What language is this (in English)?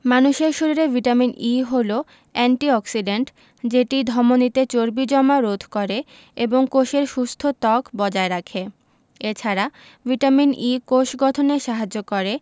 Bangla